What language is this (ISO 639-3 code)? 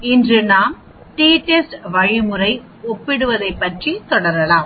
tam